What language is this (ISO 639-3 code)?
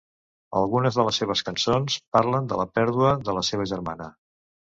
cat